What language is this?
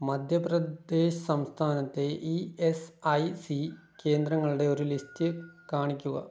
Malayalam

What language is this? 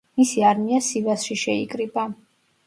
Georgian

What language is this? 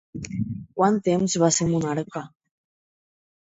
Catalan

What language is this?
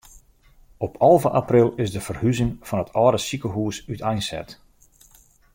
Western Frisian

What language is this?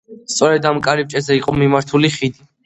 Georgian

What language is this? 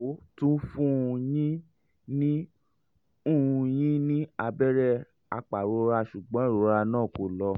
Yoruba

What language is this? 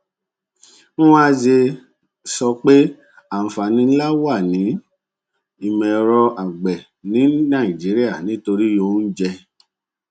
Yoruba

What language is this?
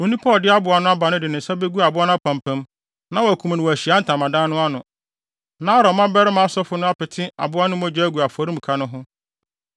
Akan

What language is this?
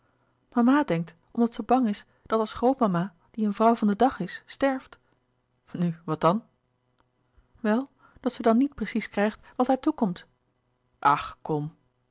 Dutch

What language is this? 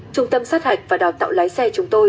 Vietnamese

